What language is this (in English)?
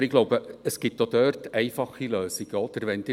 Swiss German